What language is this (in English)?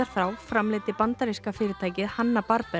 Icelandic